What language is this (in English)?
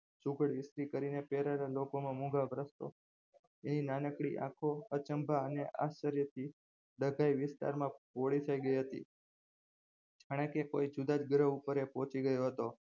Gujarati